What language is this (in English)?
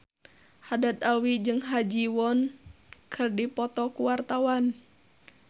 Sundanese